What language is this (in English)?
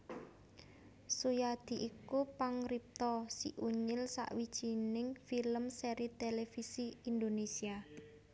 Javanese